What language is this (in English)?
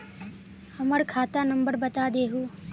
Magahi